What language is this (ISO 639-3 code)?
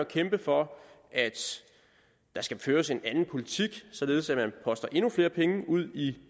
dan